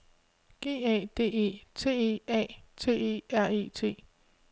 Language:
Danish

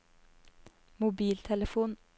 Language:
Norwegian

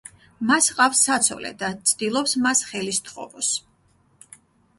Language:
Georgian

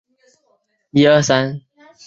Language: Chinese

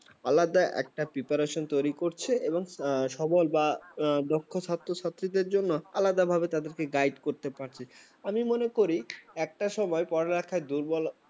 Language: Bangla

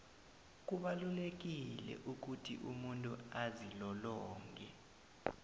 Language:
South Ndebele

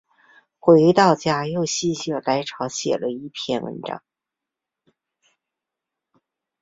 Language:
Chinese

